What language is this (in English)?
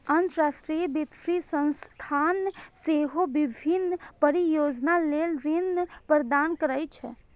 Maithili